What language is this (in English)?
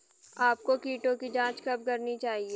Hindi